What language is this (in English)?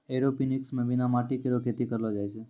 Maithili